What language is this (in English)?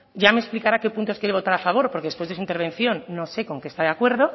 Spanish